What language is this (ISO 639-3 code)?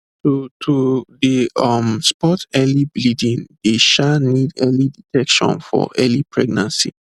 pcm